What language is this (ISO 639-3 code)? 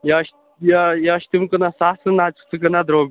kas